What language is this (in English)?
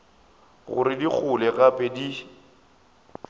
Northern Sotho